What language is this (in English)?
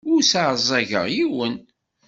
Kabyle